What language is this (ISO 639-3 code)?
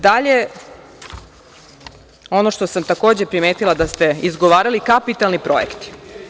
srp